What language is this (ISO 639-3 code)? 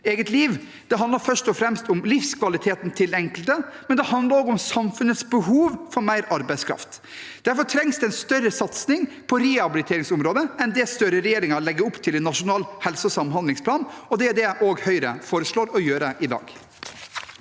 nor